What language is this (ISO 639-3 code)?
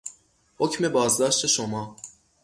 fas